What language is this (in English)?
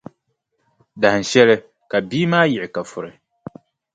Dagbani